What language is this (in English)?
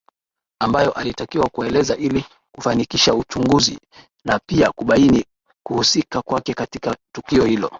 Swahili